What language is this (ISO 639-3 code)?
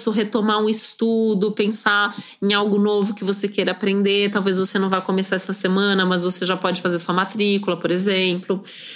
por